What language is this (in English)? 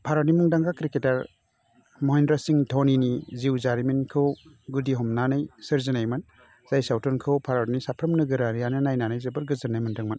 Bodo